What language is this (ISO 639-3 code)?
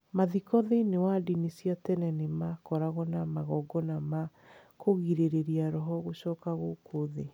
kik